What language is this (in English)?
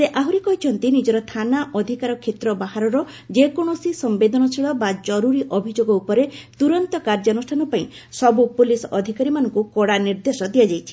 Odia